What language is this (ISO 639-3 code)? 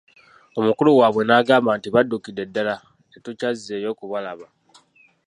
lug